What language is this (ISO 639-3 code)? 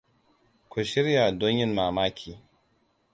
hau